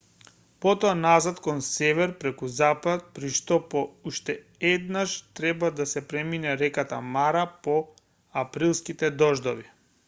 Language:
Macedonian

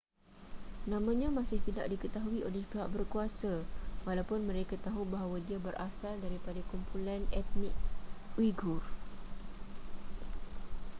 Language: Malay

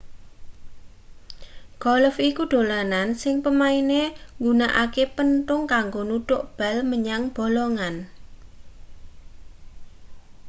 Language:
Javanese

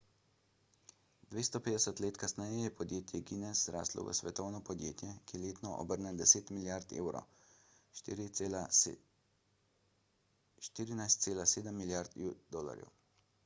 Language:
Slovenian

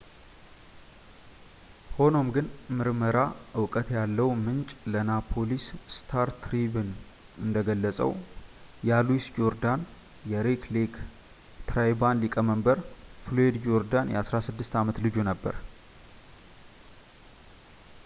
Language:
Amharic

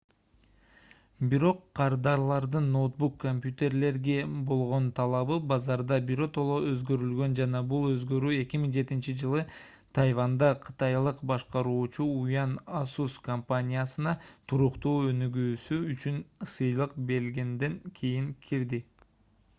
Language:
Kyrgyz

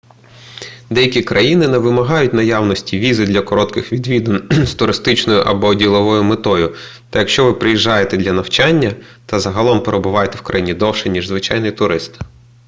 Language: Ukrainian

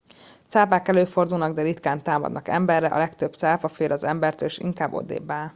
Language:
Hungarian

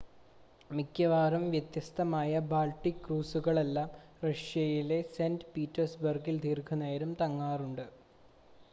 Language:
Malayalam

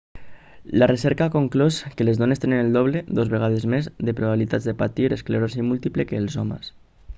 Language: Catalan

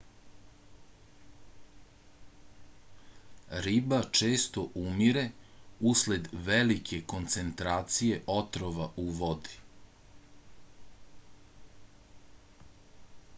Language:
Serbian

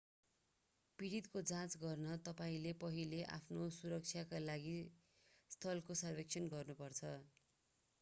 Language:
Nepali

